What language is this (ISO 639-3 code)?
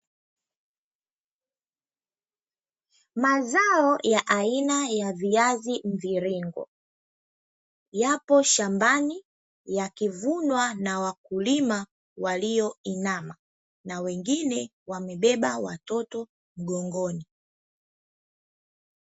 swa